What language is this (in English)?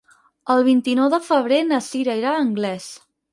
Catalan